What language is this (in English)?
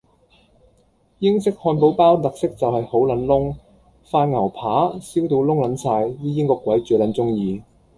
Cantonese